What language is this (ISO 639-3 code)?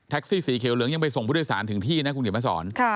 tha